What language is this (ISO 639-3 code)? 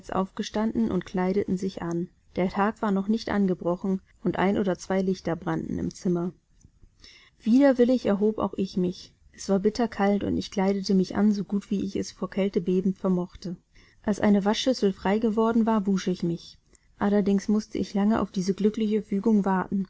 deu